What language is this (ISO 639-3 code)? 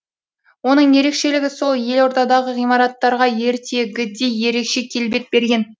kaz